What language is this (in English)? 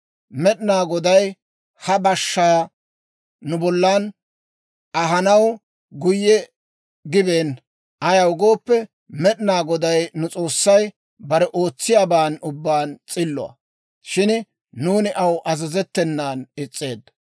Dawro